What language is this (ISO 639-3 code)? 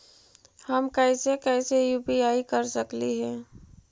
mag